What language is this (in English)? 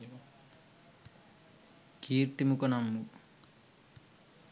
Sinhala